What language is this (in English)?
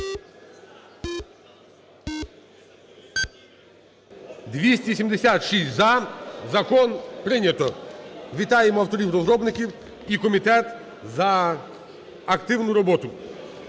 Ukrainian